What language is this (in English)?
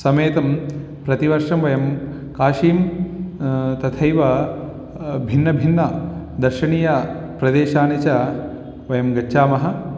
Sanskrit